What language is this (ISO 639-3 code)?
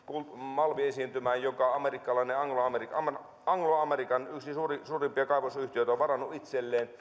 fin